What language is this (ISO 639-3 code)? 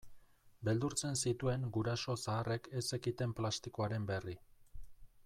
eus